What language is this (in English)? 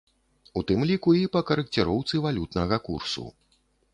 Belarusian